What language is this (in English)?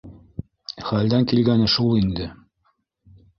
Bashkir